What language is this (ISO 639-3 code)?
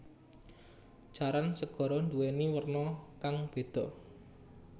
jav